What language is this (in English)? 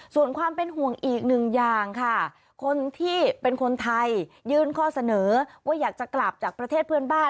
Thai